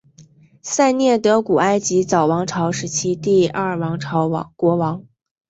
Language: Chinese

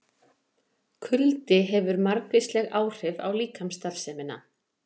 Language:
Icelandic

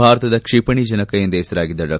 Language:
Kannada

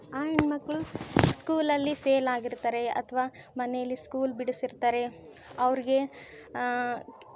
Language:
Kannada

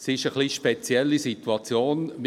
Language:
Swiss German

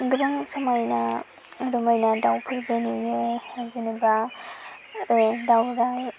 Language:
Bodo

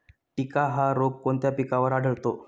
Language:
Marathi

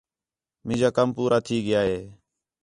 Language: Khetrani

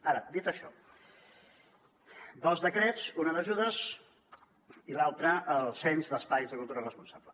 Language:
Catalan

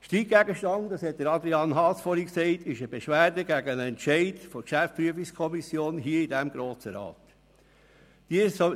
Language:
Swiss German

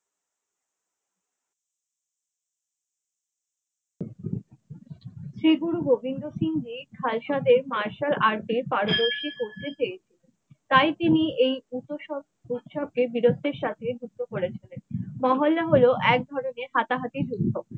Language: Bangla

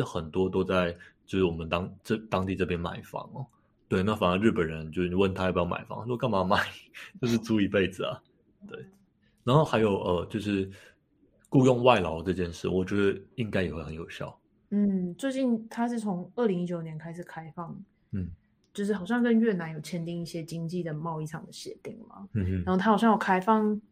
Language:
Chinese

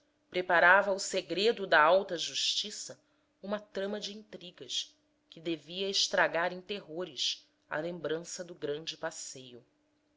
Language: Portuguese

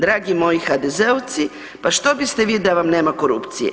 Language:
Croatian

